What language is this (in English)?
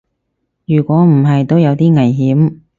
Cantonese